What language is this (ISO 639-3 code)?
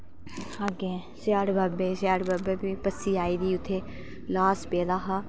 doi